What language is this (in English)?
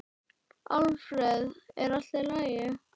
Icelandic